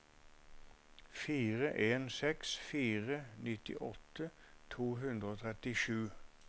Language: Norwegian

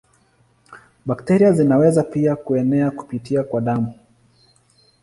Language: Swahili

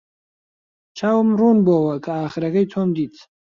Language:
Central Kurdish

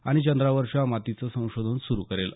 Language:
Marathi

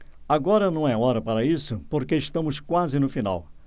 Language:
Portuguese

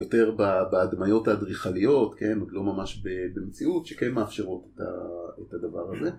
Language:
Hebrew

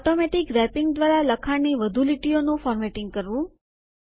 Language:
Gujarati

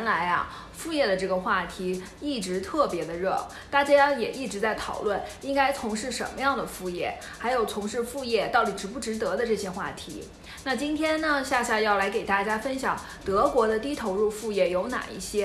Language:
Chinese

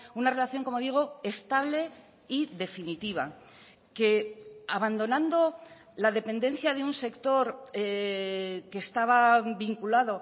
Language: Spanish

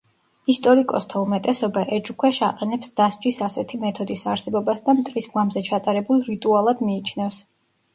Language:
Georgian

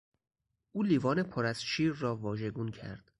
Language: Persian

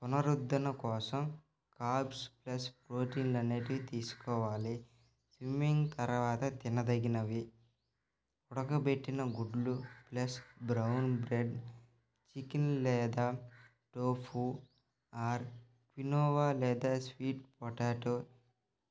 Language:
Telugu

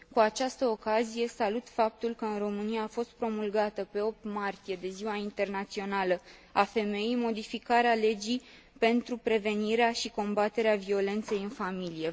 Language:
Romanian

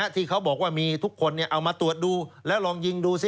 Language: Thai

